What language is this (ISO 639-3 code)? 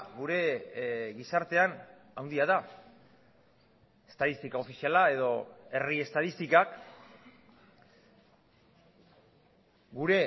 eus